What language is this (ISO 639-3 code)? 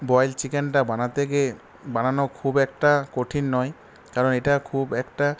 ben